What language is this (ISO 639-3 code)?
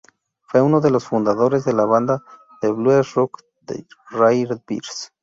spa